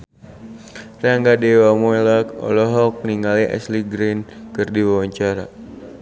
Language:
Sundanese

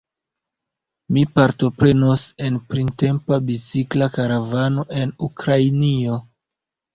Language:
Esperanto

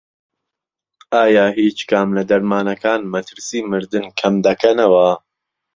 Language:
Central Kurdish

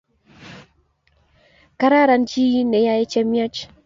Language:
Kalenjin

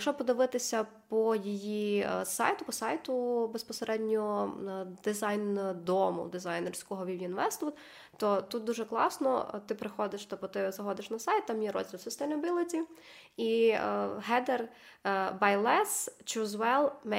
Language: Ukrainian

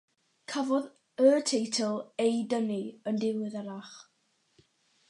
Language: Welsh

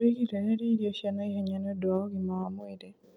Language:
Kikuyu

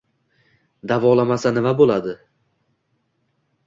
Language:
Uzbek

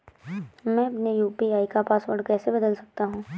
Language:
Hindi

